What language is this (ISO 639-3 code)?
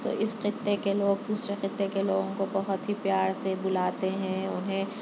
urd